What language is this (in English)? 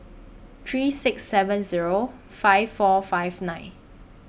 English